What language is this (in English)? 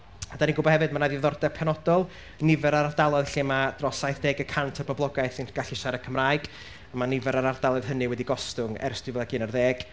Welsh